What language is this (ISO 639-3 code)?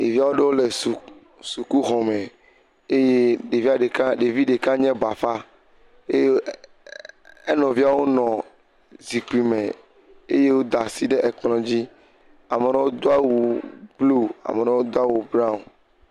ewe